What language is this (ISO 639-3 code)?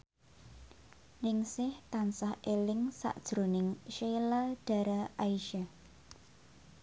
jav